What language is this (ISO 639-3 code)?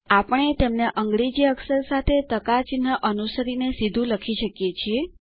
guj